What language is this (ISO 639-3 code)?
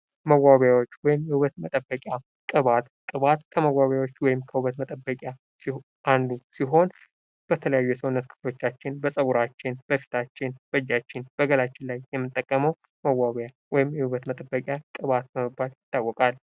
amh